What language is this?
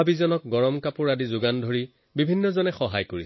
Assamese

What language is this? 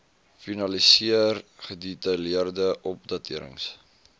Afrikaans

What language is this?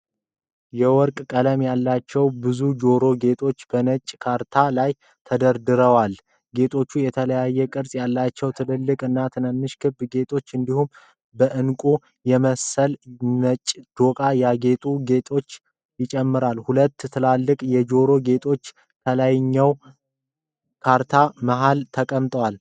Amharic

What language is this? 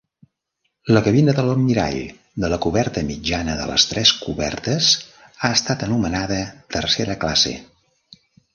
Catalan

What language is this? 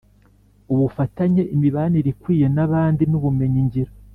Kinyarwanda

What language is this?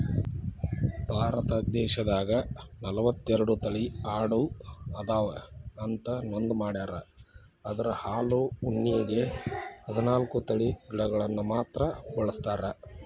Kannada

